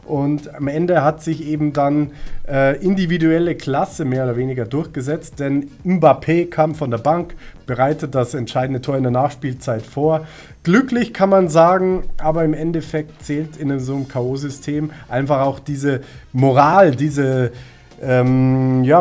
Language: German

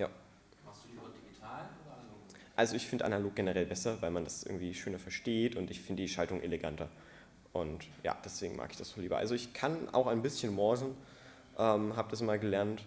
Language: German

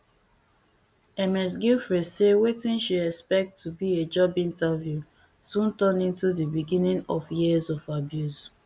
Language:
Nigerian Pidgin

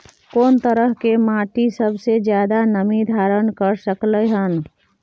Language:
Maithili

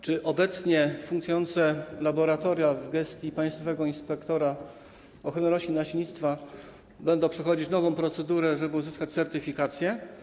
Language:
Polish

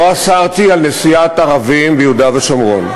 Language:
Hebrew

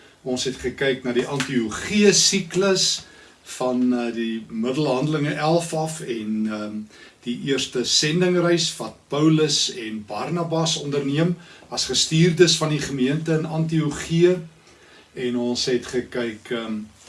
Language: Dutch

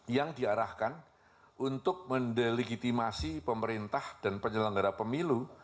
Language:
Indonesian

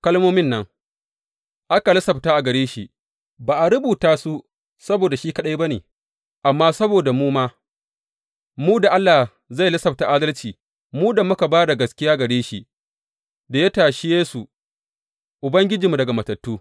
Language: Hausa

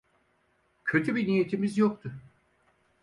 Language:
Turkish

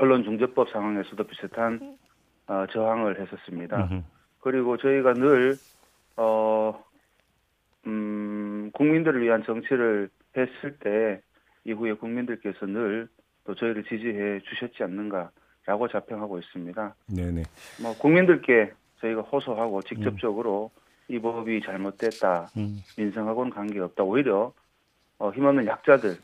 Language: Korean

